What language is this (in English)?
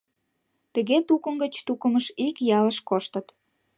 Mari